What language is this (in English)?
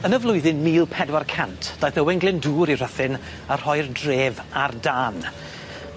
Welsh